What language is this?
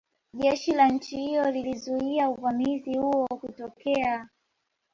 Swahili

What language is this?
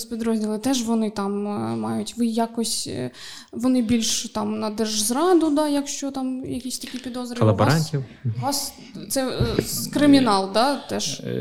Ukrainian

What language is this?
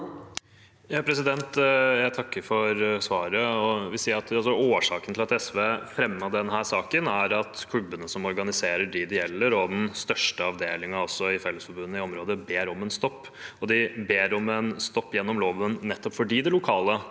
Norwegian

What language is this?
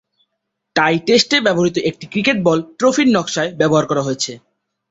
Bangla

